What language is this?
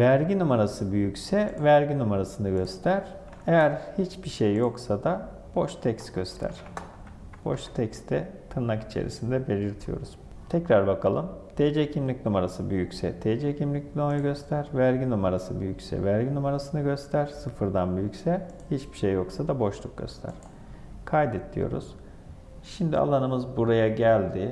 Turkish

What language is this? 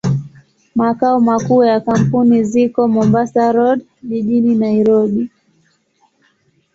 Swahili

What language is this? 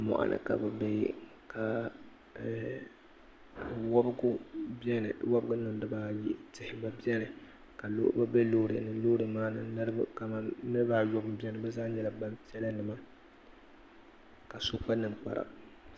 Dagbani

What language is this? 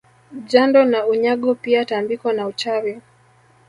Swahili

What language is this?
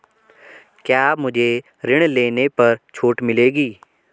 Hindi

